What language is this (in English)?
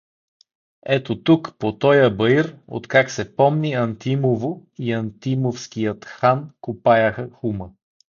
Bulgarian